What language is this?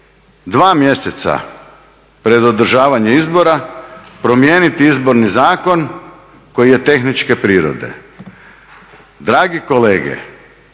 Croatian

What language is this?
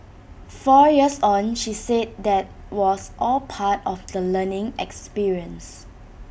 English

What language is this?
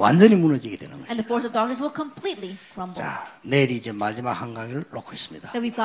Korean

